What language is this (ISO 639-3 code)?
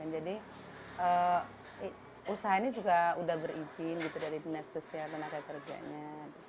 ind